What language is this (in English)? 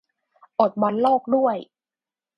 Thai